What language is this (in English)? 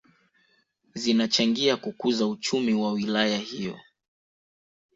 Swahili